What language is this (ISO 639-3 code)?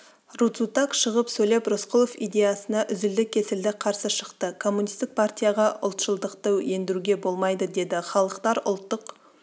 kaz